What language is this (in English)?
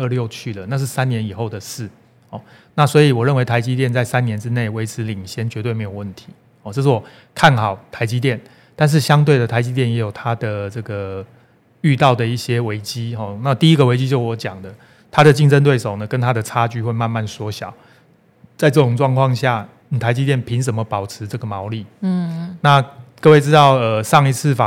Chinese